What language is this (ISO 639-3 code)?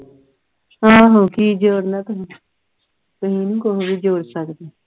pan